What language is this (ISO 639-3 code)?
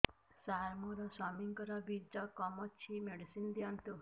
ori